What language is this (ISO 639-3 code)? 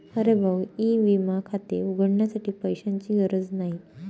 mar